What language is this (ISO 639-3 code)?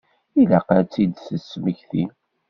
kab